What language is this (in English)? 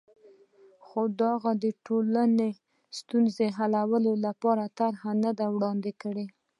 Pashto